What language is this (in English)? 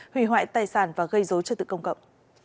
Vietnamese